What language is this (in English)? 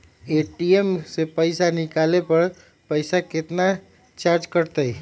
Magahi